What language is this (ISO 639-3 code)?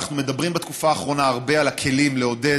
heb